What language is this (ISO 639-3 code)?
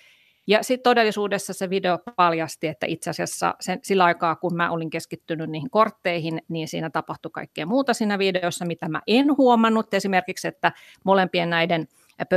fin